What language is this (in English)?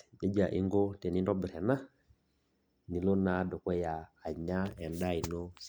Masai